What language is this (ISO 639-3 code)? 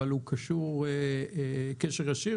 heb